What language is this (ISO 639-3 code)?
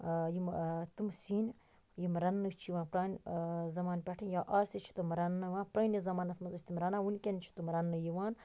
kas